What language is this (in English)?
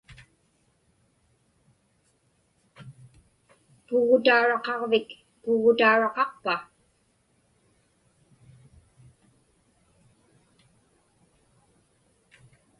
Inupiaq